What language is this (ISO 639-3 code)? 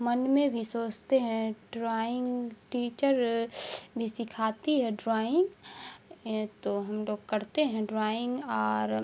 urd